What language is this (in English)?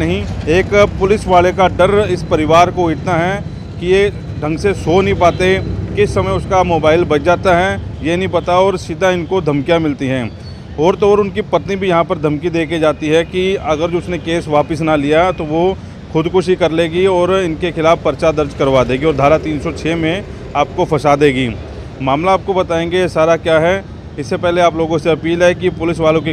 Hindi